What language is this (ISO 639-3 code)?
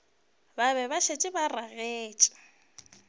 nso